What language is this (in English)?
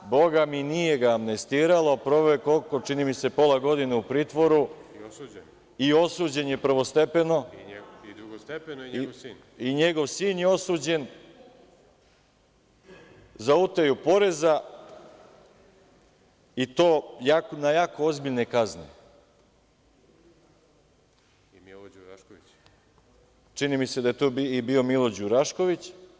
Serbian